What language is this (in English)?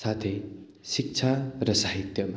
Nepali